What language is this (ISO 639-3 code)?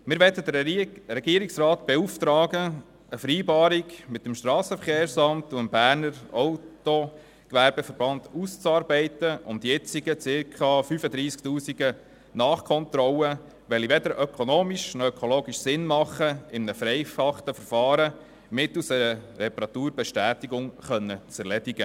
gsw